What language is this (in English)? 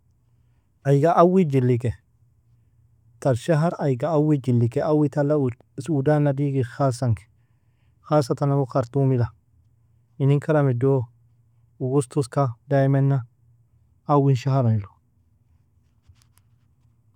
Nobiin